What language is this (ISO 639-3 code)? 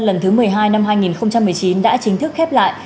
vie